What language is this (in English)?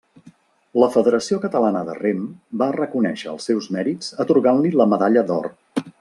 Catalan